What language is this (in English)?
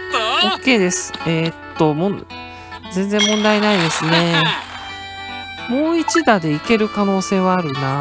Japanese